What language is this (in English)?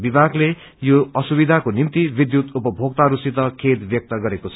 Nepali